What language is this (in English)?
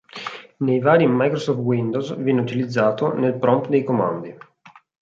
Italian